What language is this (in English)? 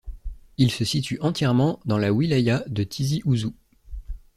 French